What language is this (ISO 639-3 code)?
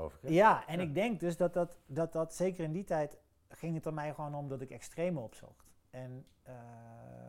nld